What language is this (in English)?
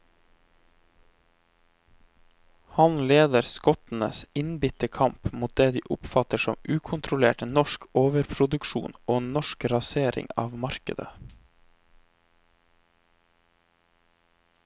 Norwegian